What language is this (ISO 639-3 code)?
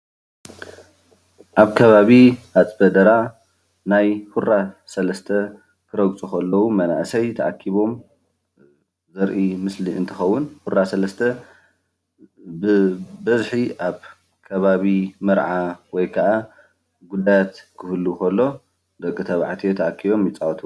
tir